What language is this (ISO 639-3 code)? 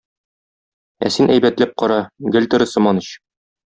tat